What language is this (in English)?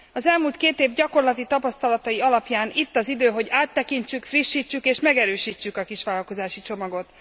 Hungarian